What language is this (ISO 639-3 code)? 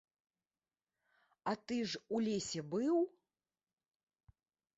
bel